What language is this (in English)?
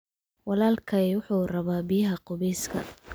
Somali